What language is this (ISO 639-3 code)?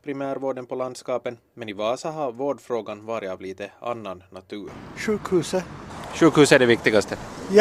swe